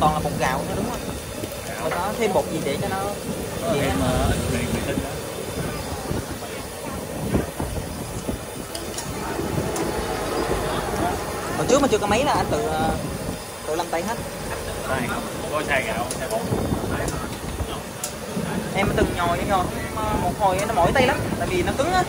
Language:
Vietnamese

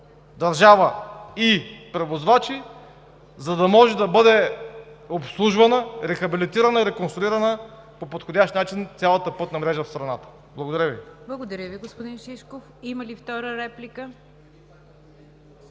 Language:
Bulgarian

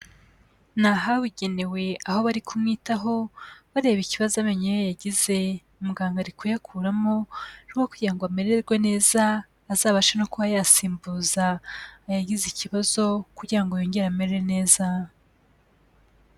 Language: Kinyarwanda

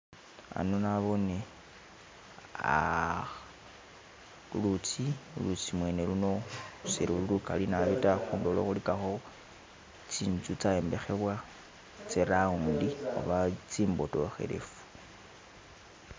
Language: Masaaba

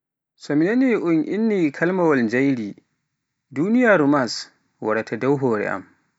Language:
Pular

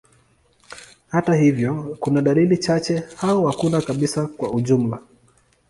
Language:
Swahili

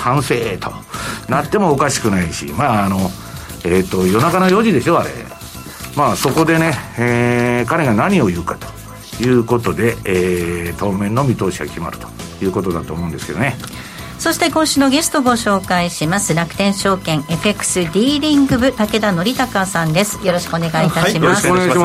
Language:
Japanese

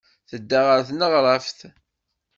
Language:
Kabyle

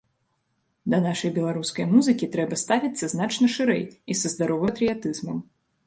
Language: Belarusian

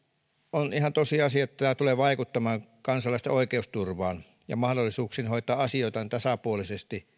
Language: Finnish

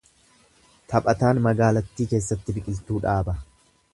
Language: Oromo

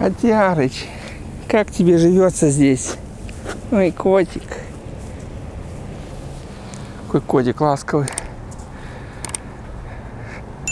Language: Russian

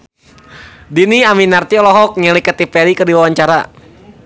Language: Sundanese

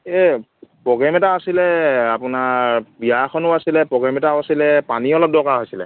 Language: Assamese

